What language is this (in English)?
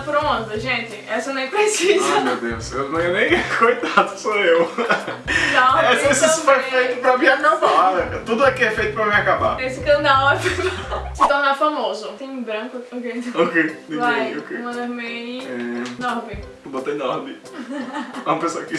Portuguese